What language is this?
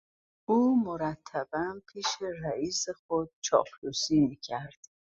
Persian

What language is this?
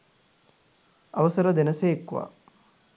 Sinhala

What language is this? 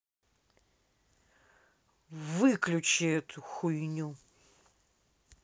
Russian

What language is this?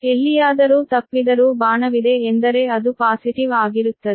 Kannada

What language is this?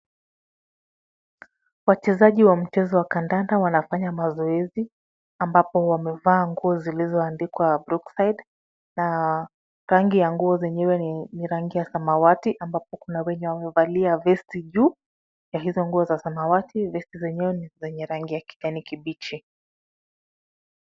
Swahili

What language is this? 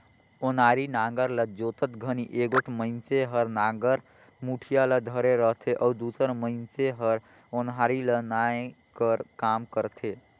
Chhattisgarhi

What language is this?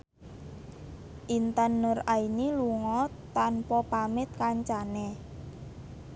Javanese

